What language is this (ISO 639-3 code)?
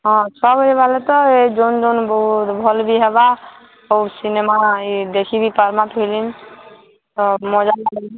ori